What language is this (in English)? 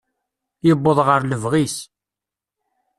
Kabyle